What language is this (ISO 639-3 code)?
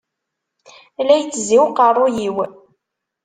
kab